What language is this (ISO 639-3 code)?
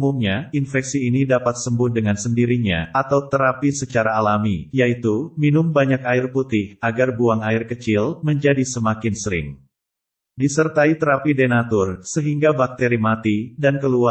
ind